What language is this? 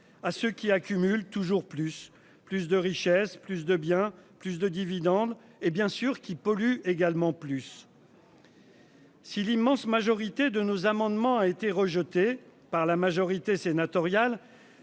French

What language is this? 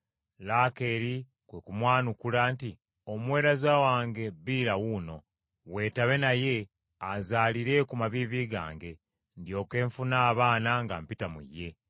Ganda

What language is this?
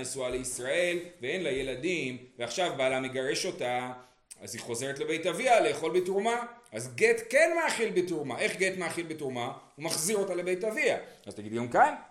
Hebrew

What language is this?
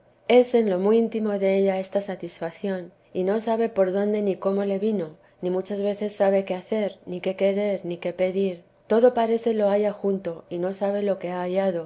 Spanish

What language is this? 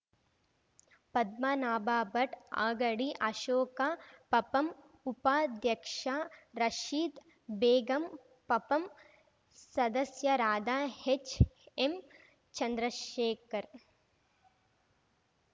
Kannada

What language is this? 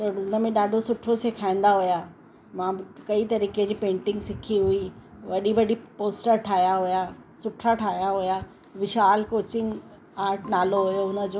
Sindhi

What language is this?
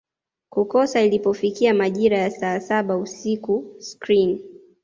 Swahili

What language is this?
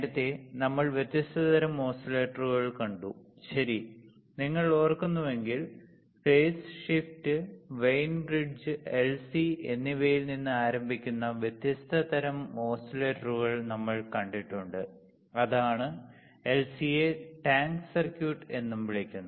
Malayalam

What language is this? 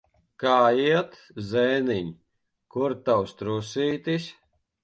Latvian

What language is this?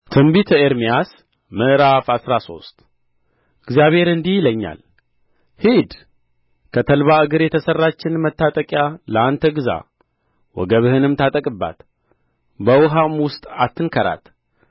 Amharic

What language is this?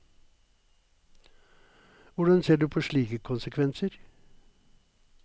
Norwegian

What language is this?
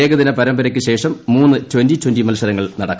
Malayalam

